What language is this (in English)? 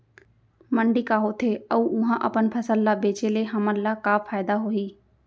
Chhattisgarhi